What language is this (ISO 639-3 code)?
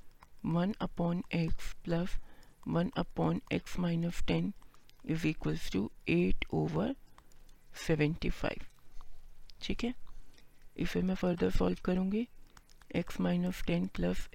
hin